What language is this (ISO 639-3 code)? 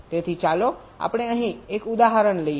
guj